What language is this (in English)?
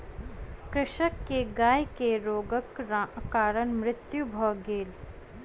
Maithili